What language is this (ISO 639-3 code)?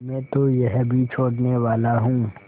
hin